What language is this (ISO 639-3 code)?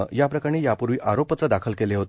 mar